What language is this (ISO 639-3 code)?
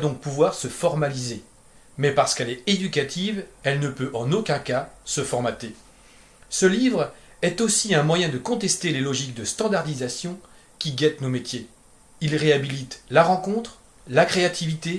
fra